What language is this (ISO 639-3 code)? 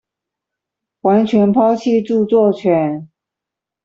zho